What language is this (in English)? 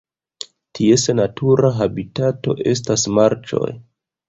Esperanto